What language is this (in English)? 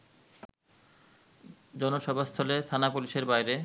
Bangla